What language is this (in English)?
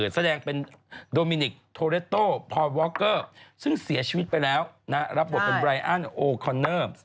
Thai